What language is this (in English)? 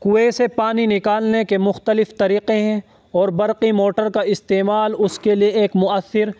Urdu